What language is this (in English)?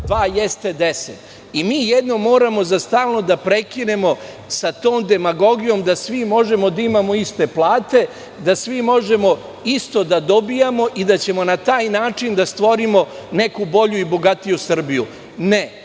Serbian